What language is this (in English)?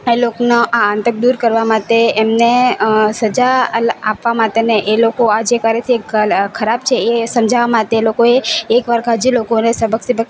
Gujarati